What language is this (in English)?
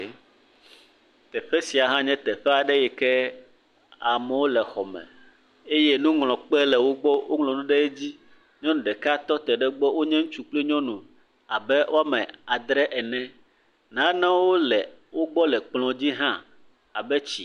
Ewe